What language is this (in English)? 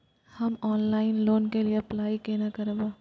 Maithili